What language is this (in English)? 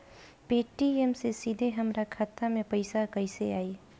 Bhojpuri